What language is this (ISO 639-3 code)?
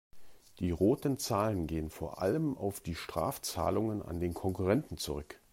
deu